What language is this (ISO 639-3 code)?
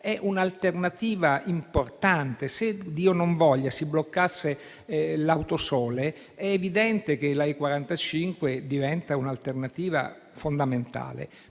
ita